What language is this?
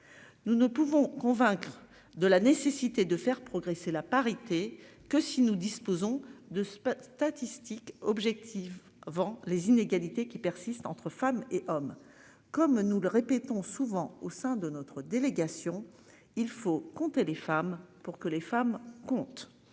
French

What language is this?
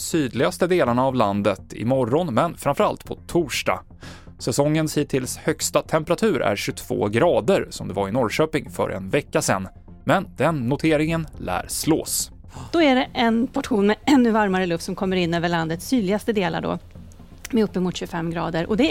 Swedish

